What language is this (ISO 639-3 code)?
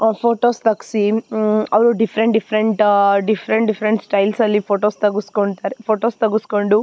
kan